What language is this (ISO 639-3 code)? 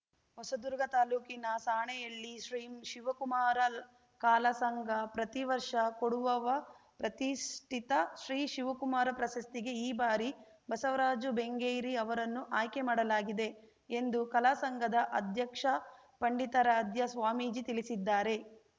kan